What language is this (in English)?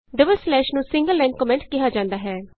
Punjabi